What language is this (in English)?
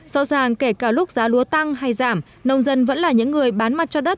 Vietnamese